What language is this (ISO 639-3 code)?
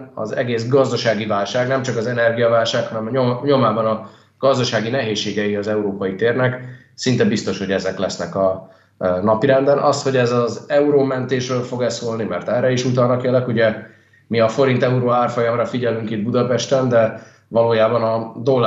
hun